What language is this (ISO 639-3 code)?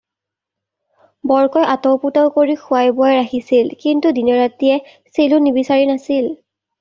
asm